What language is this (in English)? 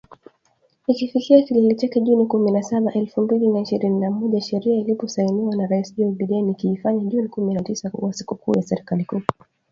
Swahili